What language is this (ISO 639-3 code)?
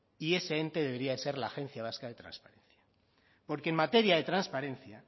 spa